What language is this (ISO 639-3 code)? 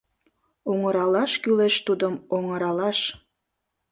chm